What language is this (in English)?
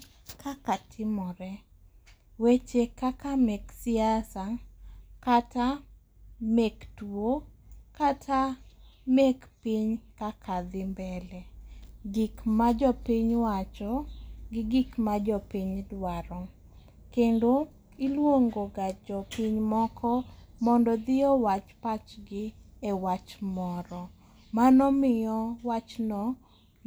Luo (Kenya and Tanzania)